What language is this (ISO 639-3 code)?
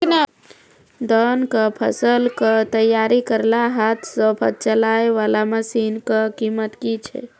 mai